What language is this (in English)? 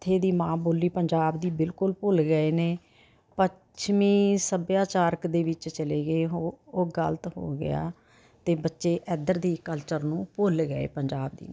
Punjabi